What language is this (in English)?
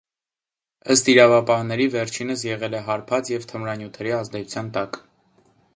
Armenian